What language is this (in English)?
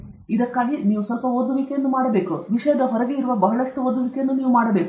Kannada